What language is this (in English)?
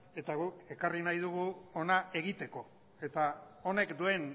Basque